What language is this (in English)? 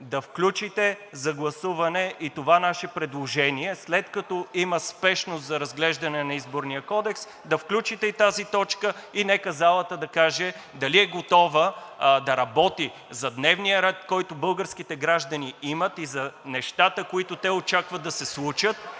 Bulgarian